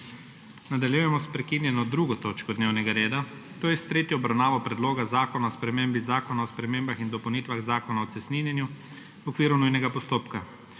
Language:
Slovenian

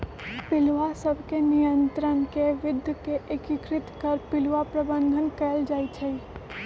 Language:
Magahi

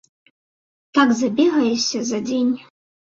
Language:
Belarusian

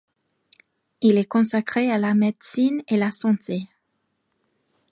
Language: French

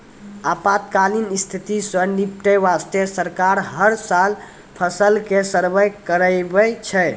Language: Maithili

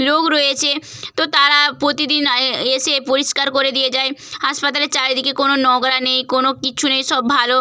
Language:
Bangla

